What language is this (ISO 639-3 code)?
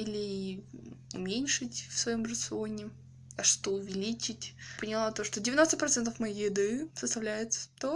rus